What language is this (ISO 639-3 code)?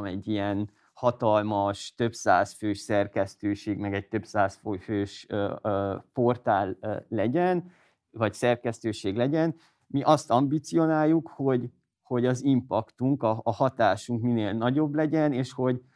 hun